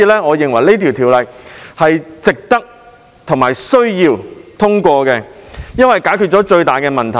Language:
Cantonese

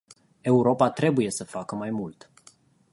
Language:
Romanian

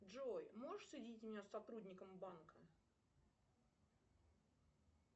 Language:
Russian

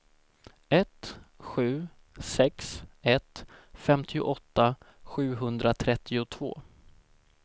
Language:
Swedish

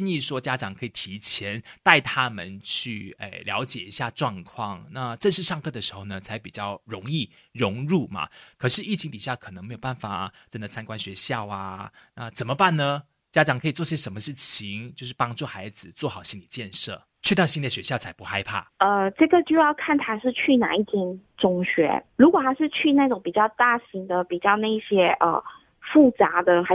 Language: Chinese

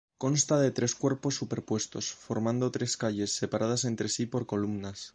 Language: Spanish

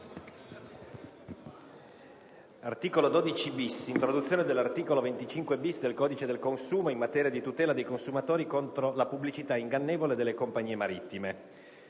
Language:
Italian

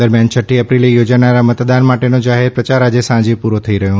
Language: Gujarati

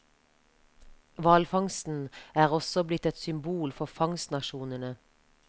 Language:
Norwegian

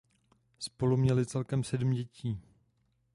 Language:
Czech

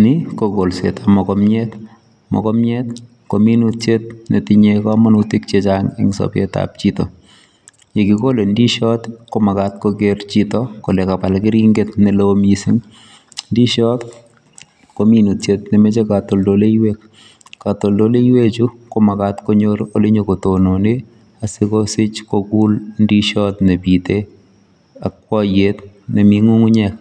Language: Kalenjin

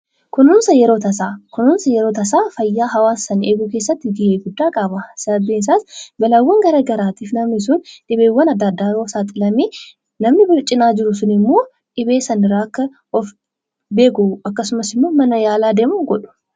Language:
Oromo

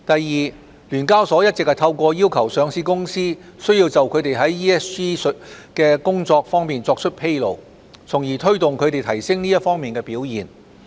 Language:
Cantonese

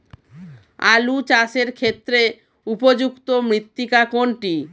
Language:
Bangla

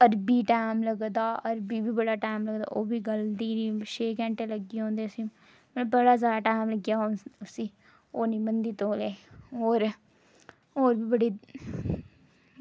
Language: Dogri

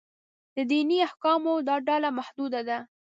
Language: Pashto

